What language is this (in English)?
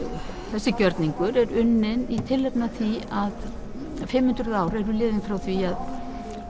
Icelandic